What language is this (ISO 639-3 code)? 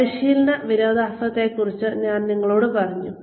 mal